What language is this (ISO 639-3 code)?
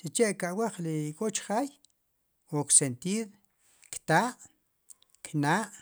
qum